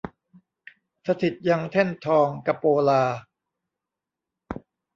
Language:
Thai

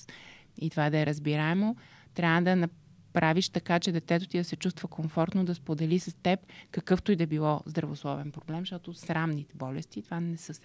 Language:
Bulgarian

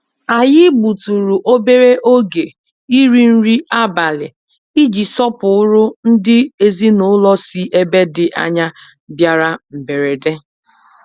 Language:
Igbo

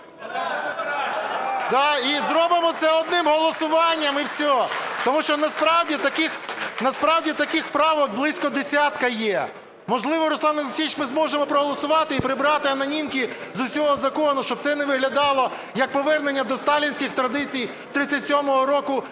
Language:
Ukrainian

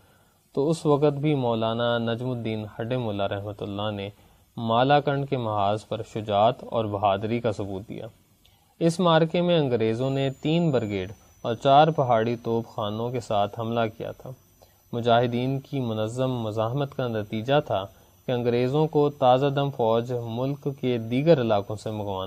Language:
Urdu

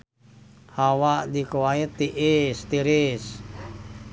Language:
Sundanese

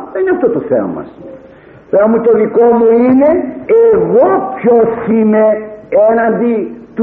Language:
Greek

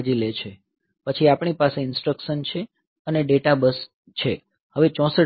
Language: Gujarati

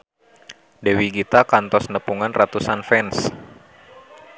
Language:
Sundanese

